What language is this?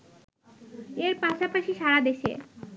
Bangla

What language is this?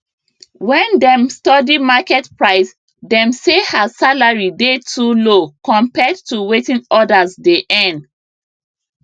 Nigerian Pidgin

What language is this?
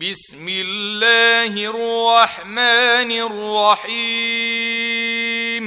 Arabic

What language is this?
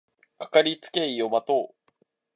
Japanese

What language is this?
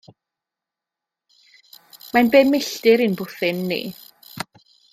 Welsh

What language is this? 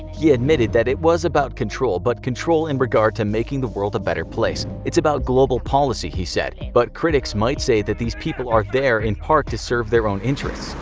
English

